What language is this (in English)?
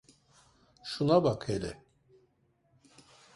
Turkish